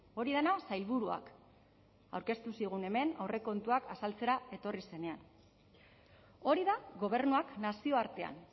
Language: Basque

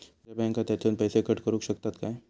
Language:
Marathi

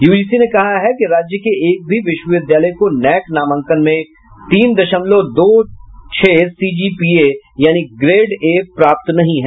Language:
Hindi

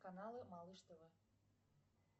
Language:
Russian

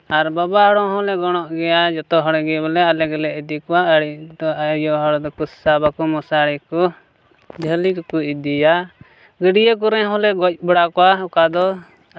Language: Santali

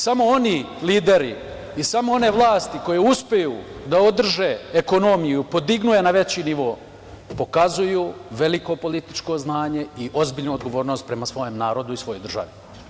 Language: Serbian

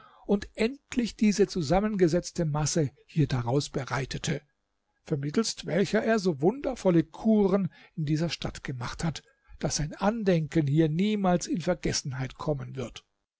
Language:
German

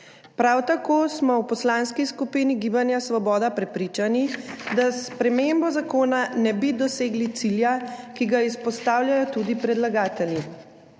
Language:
Slovenian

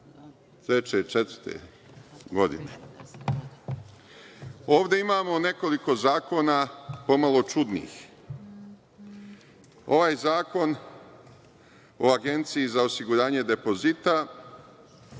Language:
Serbian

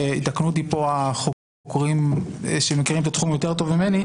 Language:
Hebrew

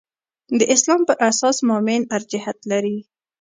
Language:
Pashto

